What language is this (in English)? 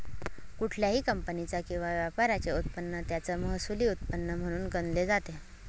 Marathi